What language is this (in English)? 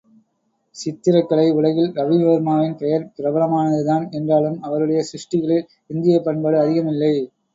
Tamil